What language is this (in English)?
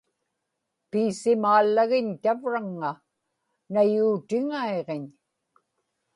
Inupiaq